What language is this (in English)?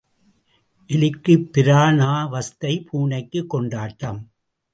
Tamil